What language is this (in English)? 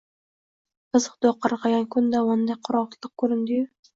Uzbek